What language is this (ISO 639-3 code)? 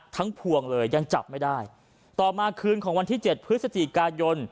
tha